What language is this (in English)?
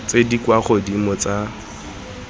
Tswana